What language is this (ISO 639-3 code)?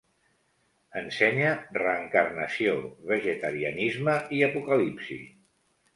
cat